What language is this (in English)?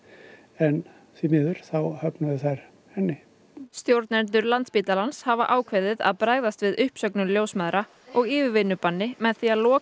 Icelandic